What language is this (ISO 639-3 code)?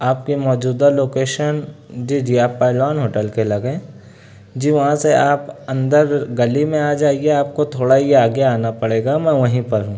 urd